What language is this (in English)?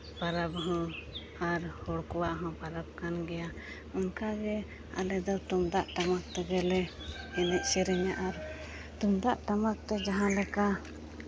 Santali